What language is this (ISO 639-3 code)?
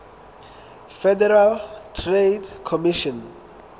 sot